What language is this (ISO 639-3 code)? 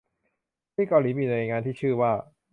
tha